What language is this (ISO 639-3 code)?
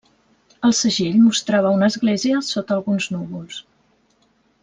cat